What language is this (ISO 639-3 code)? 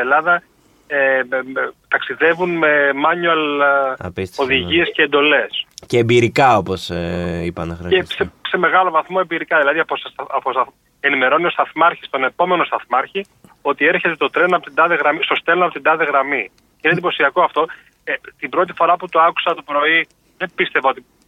ell